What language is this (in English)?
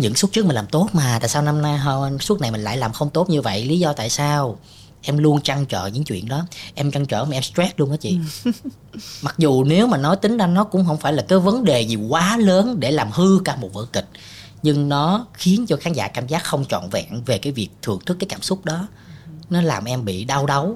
Vietnamese